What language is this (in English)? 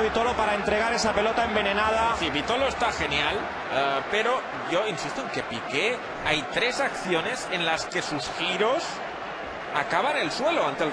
Spanish